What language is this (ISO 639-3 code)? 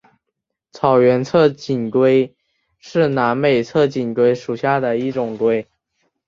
zho